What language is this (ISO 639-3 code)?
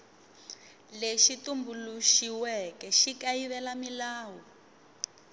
tso